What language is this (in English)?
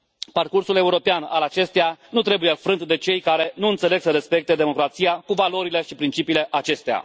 Romanian